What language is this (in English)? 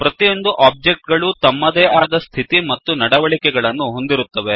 Kannada